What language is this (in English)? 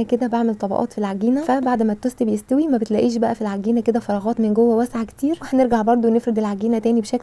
Arabic